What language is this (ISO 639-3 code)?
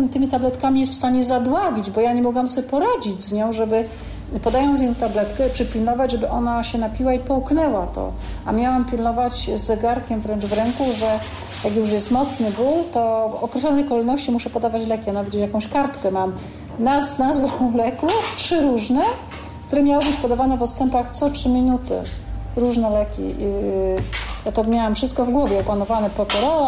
pol